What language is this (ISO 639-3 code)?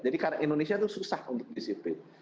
ind